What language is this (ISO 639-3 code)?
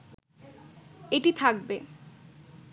ben